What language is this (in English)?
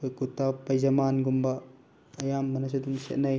Manipuri